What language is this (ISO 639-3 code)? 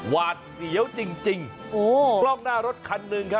tha